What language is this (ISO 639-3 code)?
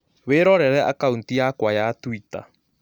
kik